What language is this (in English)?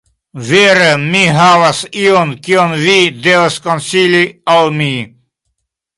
Esperanto